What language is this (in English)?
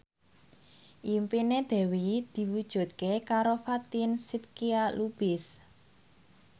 Javanese